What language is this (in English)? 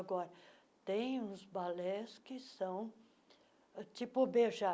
Portuguese